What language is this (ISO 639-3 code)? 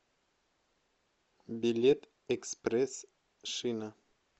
rus